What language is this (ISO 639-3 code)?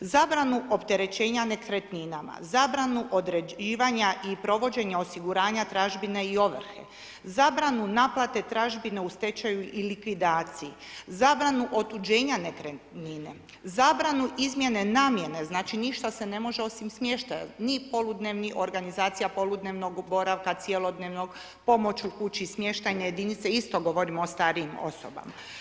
hrv